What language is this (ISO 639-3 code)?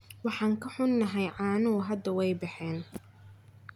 som